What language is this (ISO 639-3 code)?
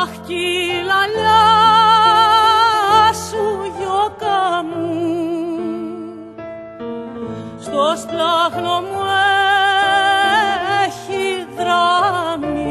ell